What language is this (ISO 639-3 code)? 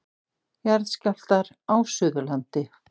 isl